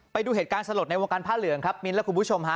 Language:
Thai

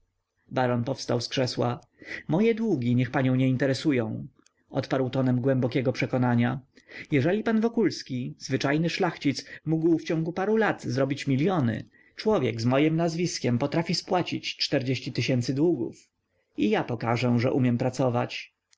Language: Polish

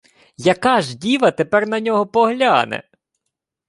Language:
Ukrainian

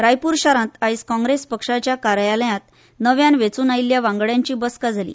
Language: Konkani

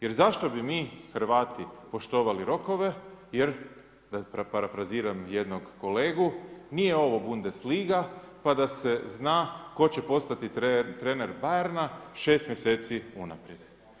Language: Croatian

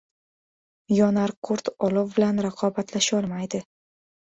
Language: Uzbek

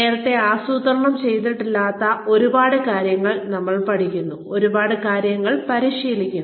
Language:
Malayalam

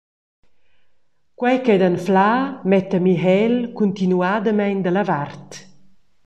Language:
Romansh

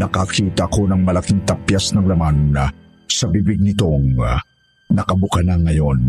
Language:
Filipino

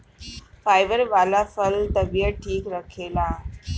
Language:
Bhojpuri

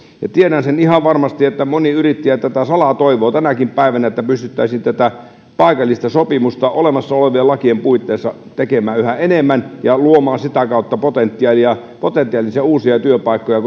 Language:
Finnish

